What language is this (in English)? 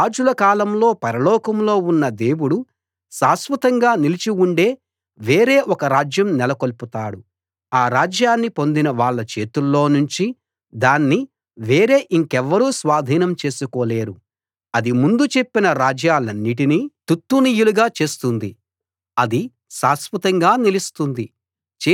Telugu